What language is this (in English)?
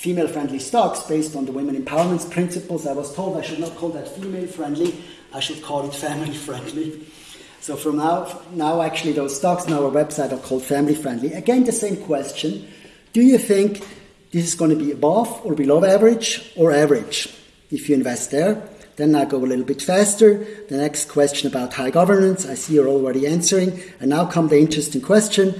English